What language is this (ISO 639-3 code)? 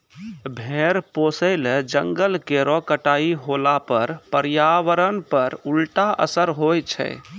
mai